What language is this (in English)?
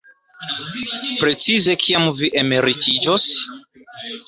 Esperanto